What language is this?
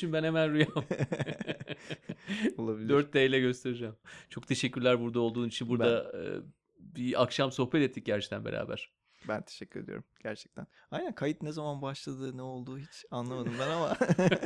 Turkish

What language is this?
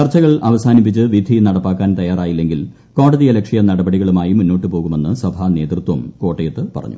Malayalam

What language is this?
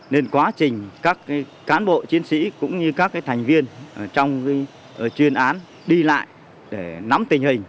Vietnamese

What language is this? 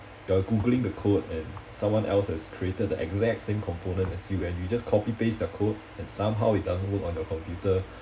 English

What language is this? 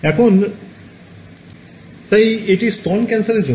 Bangla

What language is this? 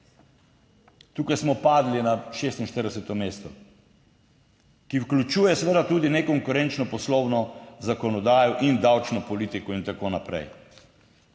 Slovenian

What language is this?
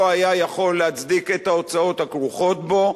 Hebrew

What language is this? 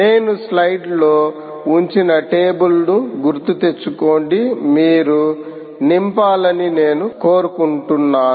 Telugu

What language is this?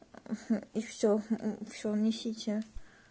Russian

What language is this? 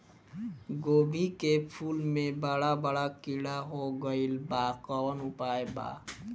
Bhojpuri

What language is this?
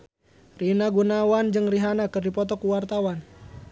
Sundanese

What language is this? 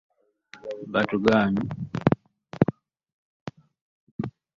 Ganda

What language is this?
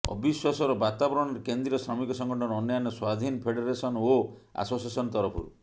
Odia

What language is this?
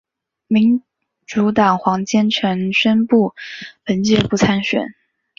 Chinese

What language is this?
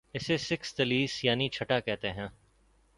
Urdu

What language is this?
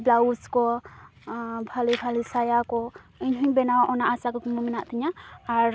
Santali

